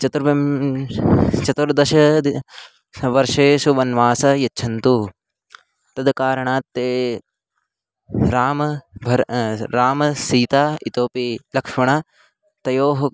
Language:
Sanskrit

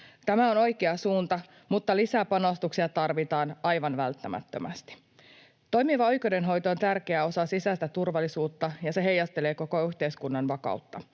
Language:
Finnish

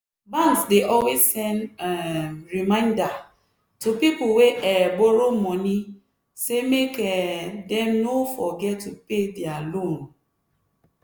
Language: Nigerian Pidgin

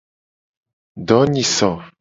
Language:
Gen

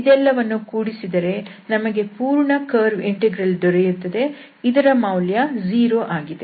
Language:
Kannada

